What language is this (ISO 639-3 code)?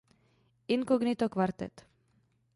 ces